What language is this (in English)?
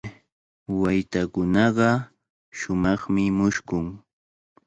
Cajatambo North Lima Quechua